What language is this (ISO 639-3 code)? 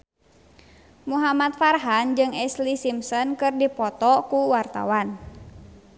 sun